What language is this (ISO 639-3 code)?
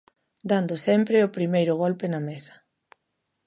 glg